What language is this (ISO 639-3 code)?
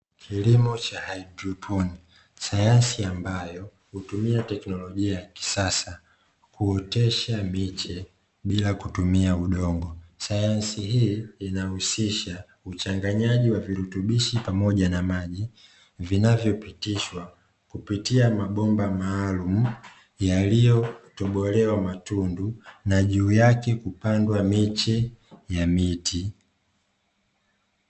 swa